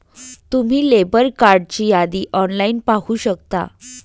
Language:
Marathi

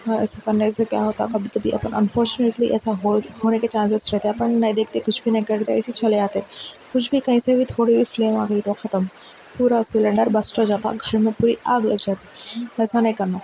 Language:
Urdu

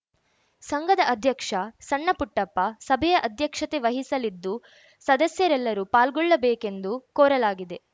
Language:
Kannada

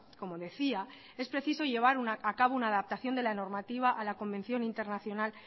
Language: Spanish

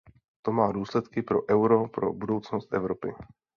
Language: Czech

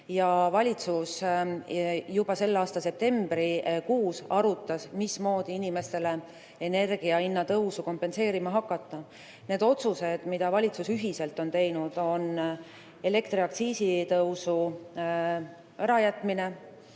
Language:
Estonian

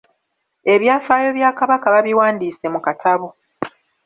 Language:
Ganda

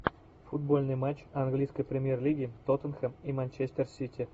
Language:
Russian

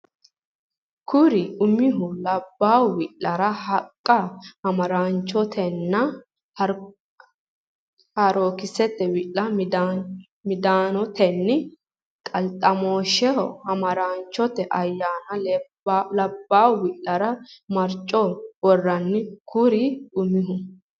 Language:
Sidamo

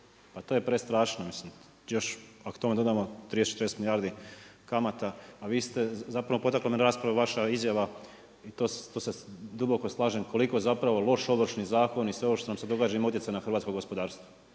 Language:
Croatian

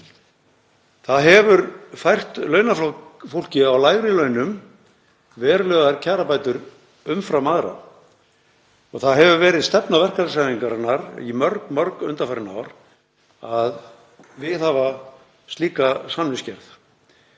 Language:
Icelandic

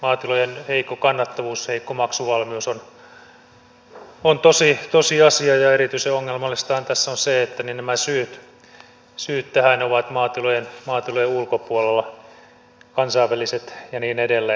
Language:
Finnish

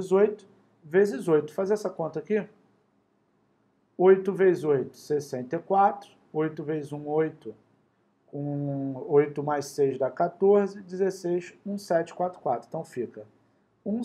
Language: Portuguese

